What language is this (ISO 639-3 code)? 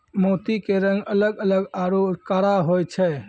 mai